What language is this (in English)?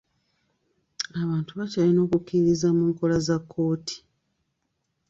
Ganda